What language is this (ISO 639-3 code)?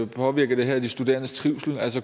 dan